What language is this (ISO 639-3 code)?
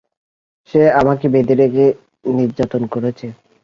ben